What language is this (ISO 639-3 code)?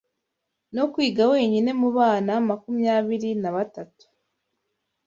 kin